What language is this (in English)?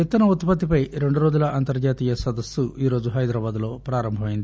Telugu